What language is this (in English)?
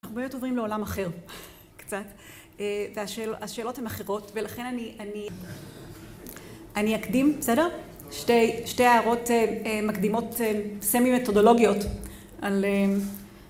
Hebrew